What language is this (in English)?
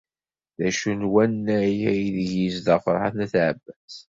Kabyle